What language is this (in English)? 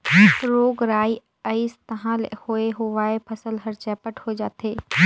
Chhattisgarhi